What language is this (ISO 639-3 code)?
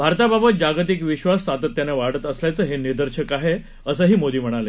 mar